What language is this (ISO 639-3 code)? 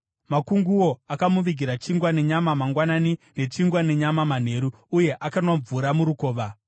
sna